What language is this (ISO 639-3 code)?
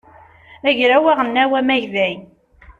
kab